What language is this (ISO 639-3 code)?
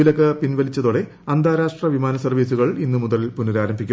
mal